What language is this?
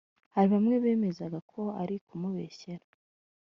Kinyarwanda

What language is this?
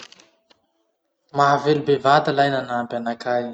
Masikoro Malagasy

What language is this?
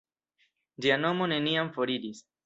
Esperanto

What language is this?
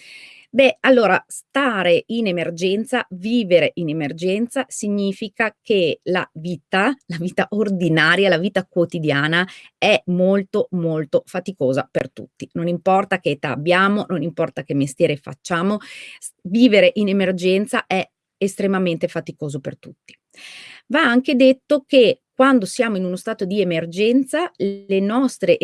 Italian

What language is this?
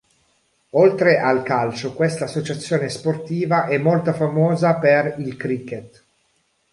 Italian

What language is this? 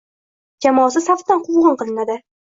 Uzbek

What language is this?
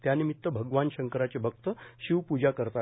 Marathi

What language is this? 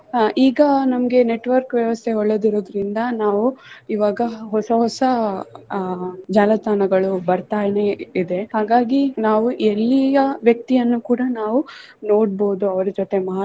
Kannada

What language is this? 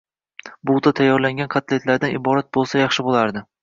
Uzbek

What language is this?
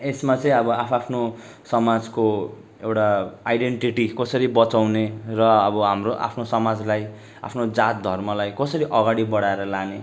Nepali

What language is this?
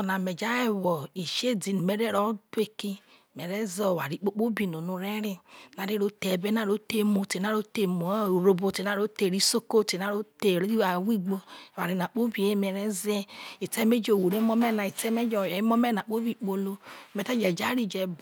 Isoko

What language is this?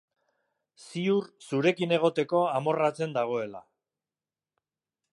Basque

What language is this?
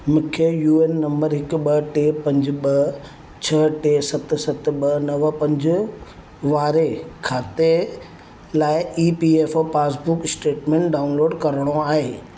Sindhi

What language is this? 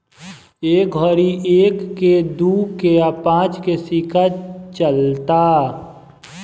Bhojpuri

